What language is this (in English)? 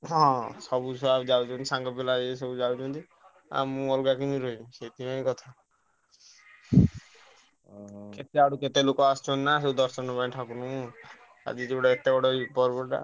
Odia